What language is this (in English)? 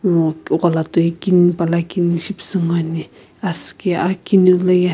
Sumi Naga